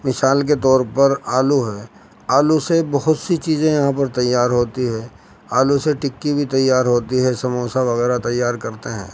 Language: Urdu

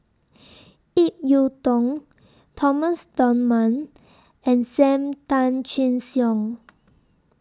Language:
English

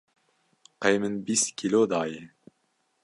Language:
Kurdish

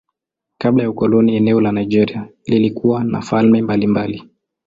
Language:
Swahili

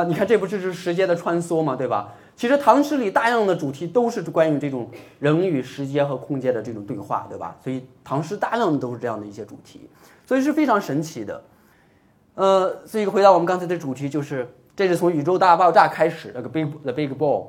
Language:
Chinese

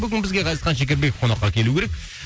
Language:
Kazakh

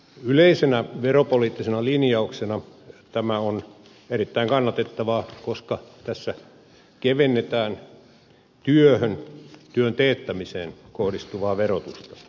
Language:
Finnish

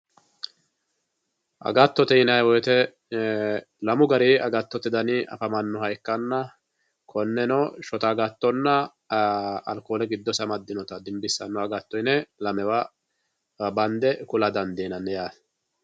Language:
Sidamo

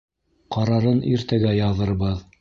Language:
Bashkir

